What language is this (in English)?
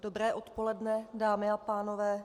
Czech